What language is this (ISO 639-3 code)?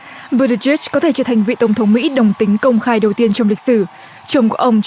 vie